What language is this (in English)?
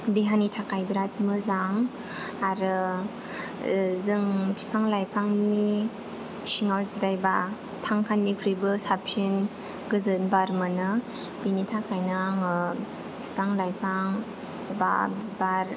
Bodo